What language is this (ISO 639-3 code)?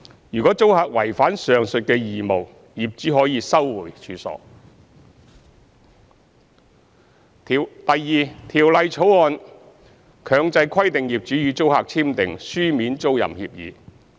yue